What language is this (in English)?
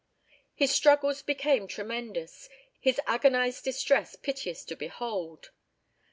English